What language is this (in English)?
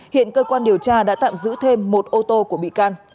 Vietnamese